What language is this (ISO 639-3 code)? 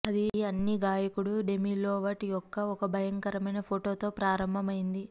tel